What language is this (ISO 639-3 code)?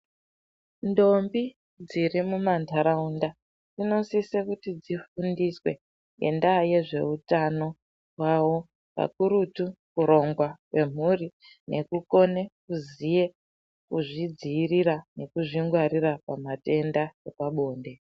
ndc